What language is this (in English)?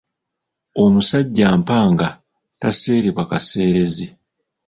Ganda